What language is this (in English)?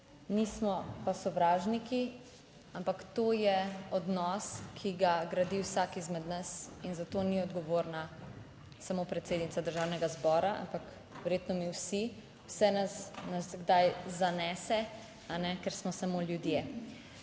Slovenian